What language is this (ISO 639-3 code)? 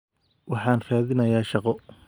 som